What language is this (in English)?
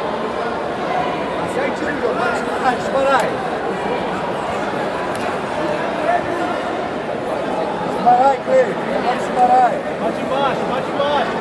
Portuguese